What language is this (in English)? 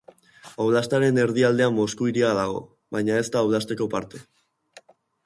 Basque